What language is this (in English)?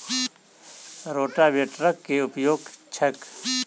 Maithili